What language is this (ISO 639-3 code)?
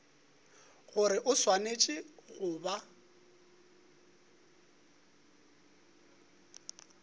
nso